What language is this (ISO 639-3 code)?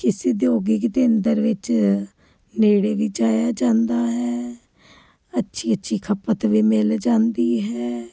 pan